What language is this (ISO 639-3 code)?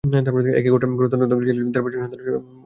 ben